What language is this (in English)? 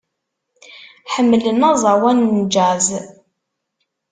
Kabyle